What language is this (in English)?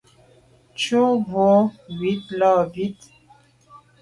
Medumba